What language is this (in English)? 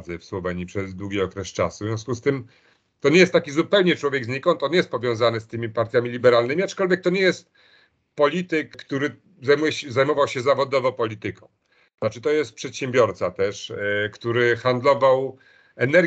Polish